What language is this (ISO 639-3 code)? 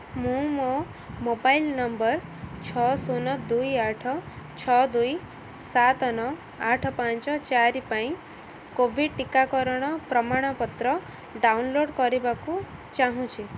ori